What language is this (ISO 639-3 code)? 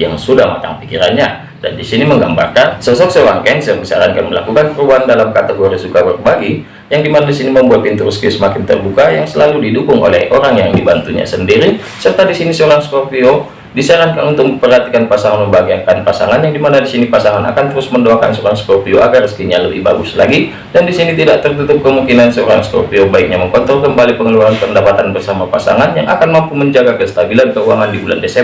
ind